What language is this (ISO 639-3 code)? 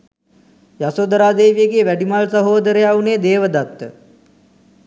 sin